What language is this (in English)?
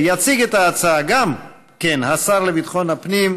Hebrew